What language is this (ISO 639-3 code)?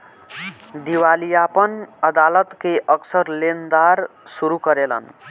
bho